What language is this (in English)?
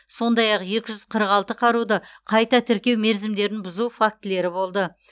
Kazakh